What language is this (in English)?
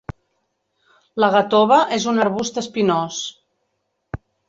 Catalan